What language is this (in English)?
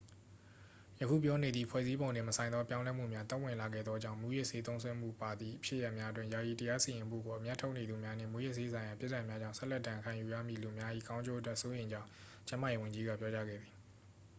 Burmese